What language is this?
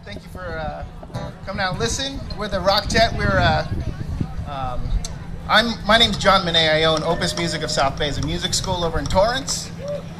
English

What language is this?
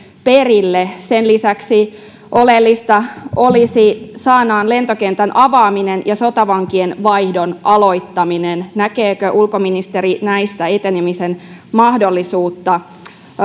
Finnish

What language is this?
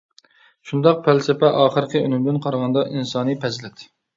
Uyghur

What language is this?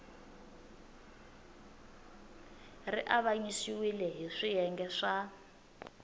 Tsonga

